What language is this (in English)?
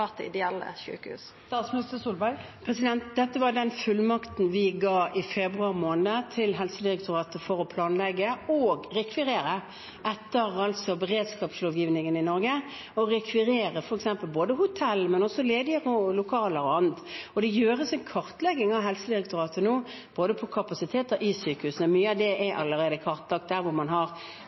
Norwegian